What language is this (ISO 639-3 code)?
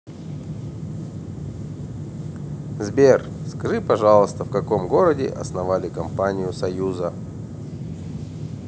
rus